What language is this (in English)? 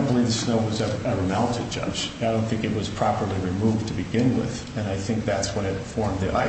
English